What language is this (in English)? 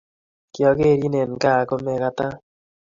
Kalenjin